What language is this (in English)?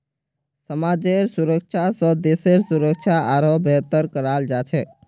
Magahi